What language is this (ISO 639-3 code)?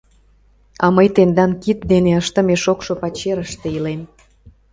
chm